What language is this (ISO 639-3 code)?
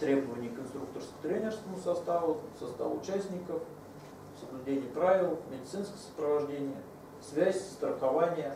rus